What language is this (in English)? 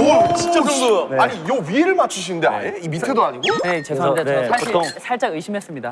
Korean